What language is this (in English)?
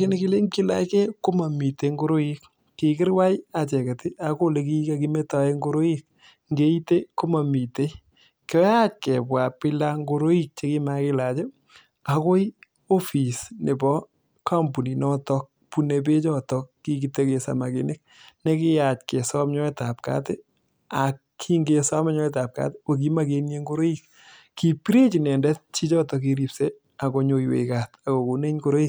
Kalenjin